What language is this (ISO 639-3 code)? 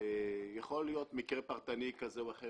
heb